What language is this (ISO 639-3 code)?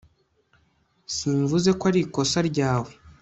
kin